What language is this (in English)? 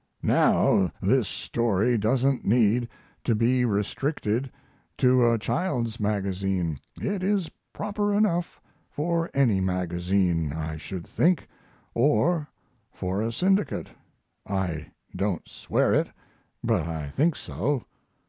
English